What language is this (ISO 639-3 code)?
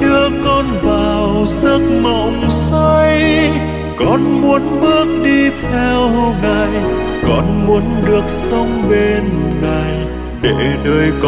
vie